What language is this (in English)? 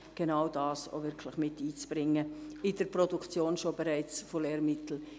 Swiss German